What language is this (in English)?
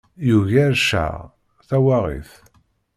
Kabyle